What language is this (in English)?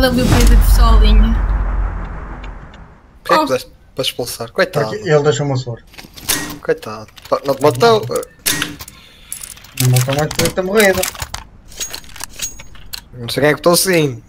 Portuguese